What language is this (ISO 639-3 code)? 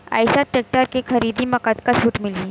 hne